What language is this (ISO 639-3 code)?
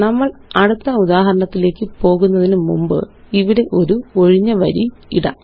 mal